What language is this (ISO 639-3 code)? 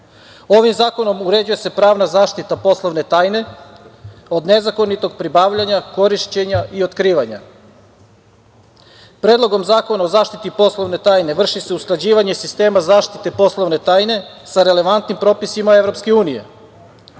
srp